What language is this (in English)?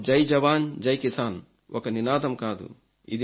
Telugu